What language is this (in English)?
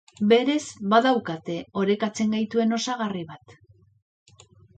Basque